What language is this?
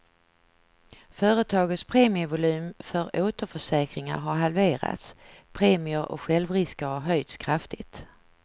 Swedish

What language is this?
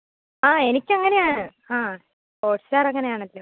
Malayalam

